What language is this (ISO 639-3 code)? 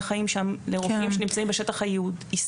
heb